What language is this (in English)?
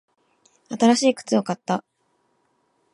Japanese